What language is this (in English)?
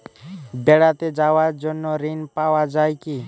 Bangla